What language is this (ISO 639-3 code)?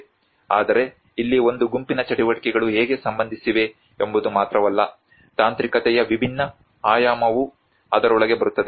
kan